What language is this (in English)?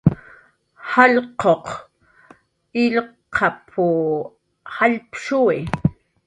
Jaqaru